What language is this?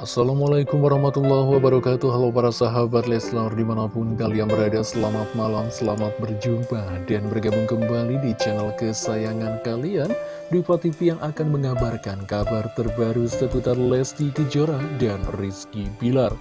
Indonesian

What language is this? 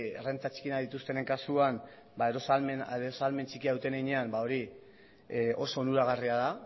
Basque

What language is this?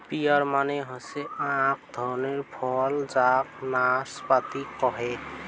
Bangla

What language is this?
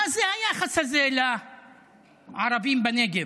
Hebrew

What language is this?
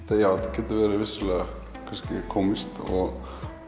Icelandic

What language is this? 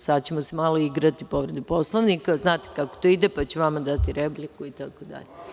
Serbian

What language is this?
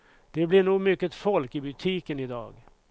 Swedish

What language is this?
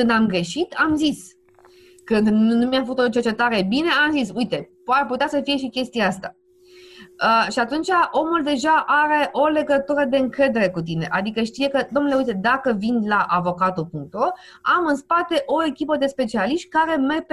Romanian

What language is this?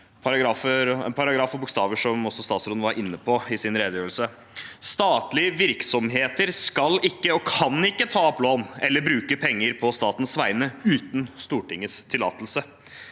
Norwegian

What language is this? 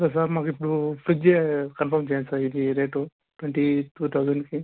Telugu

